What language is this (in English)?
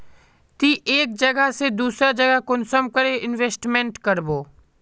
Magahi